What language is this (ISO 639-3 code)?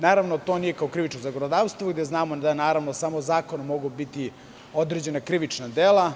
srp